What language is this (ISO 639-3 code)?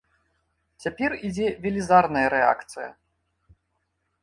bel